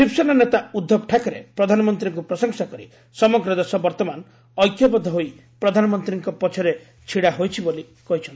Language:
Odia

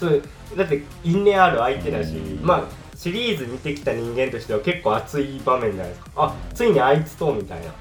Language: Japanese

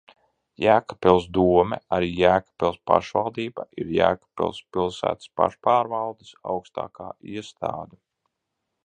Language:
Latvian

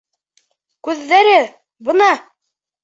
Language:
Bashkir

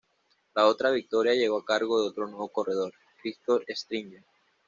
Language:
Spanish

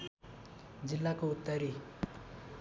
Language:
Nepali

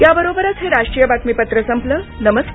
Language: Marathi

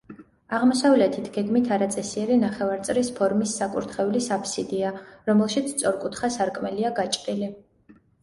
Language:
Georgian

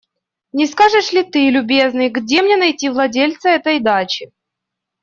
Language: Russian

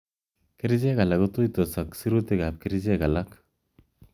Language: Kalenjin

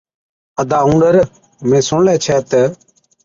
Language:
Od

